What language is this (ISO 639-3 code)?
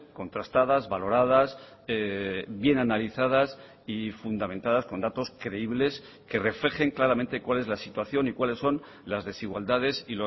spa